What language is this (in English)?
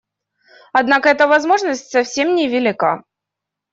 Russian